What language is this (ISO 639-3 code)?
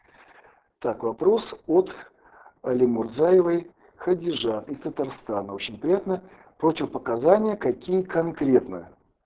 rus